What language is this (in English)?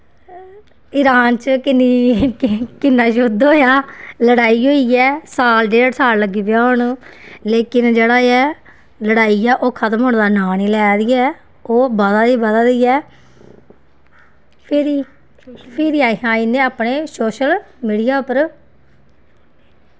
Dogri